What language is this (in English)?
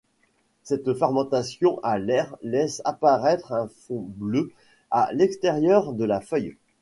French